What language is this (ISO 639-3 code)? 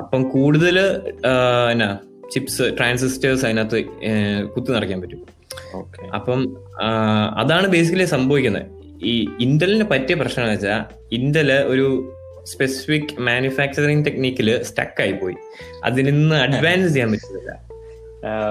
mal